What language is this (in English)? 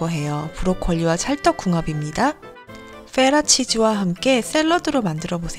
Korean